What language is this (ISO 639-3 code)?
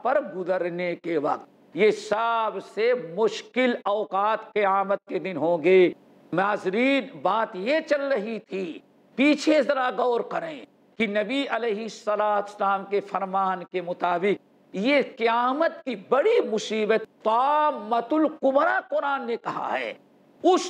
heb